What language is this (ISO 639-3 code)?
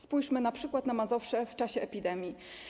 pol